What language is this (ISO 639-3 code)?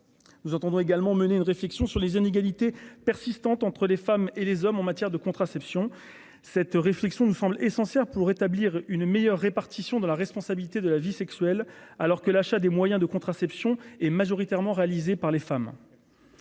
fra